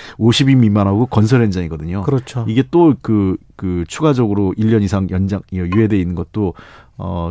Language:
Korean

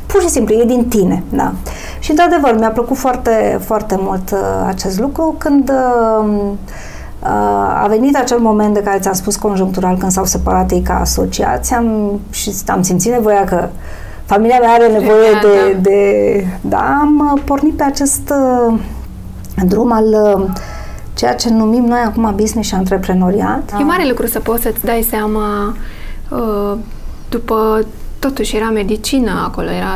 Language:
Romanian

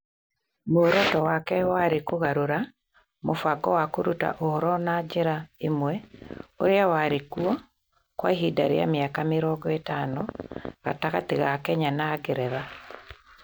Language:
Kikuyu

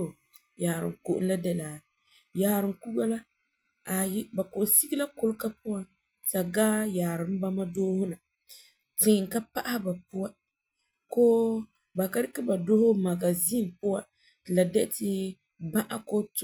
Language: Frafra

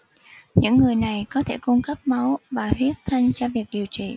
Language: Vietnamese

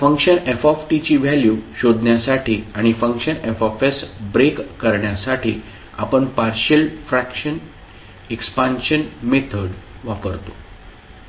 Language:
Marathi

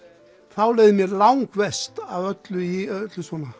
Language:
Icelandic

